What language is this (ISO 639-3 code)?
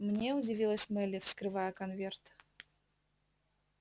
rus